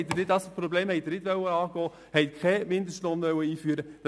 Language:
Swiss German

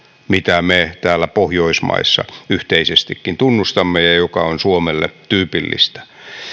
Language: Finnish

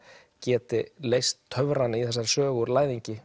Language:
Icelandic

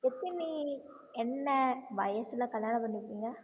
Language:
Tamil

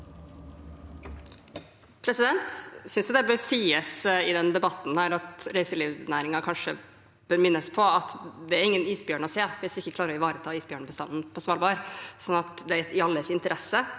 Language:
Norwegian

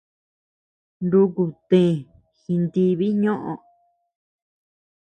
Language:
Tepeuxila Cuicatec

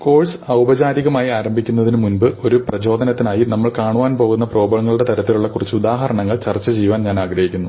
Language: Malayalam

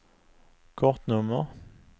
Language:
Swedish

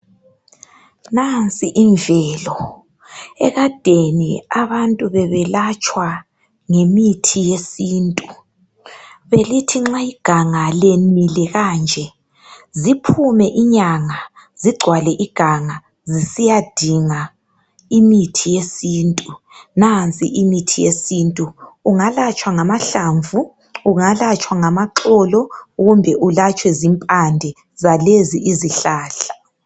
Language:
North Ndebele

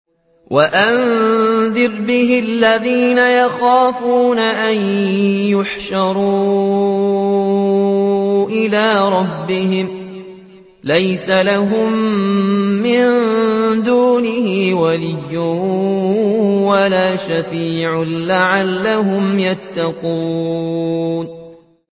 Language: Arabic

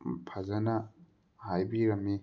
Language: Manipuri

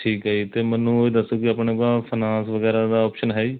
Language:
Punjabi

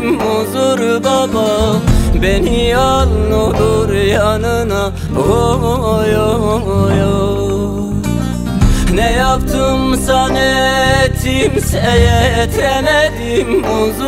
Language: Turkish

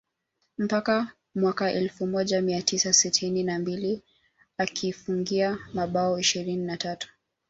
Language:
Swahili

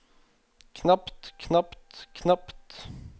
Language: Norwegian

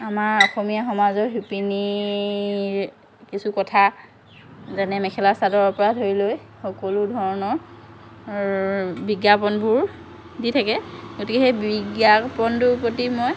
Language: Assamese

